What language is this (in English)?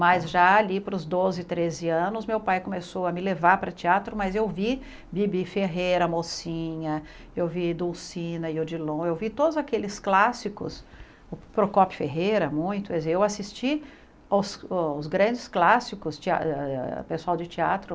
Portuguese